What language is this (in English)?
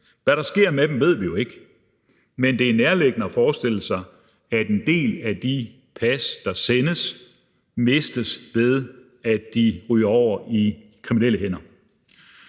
Danish